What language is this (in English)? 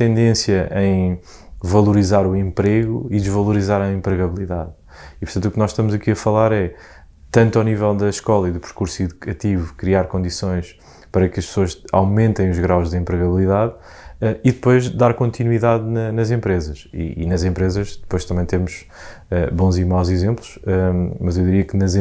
Portuguese